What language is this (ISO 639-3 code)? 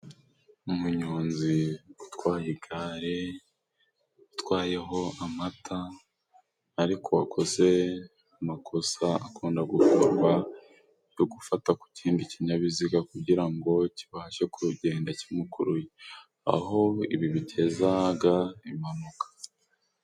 kin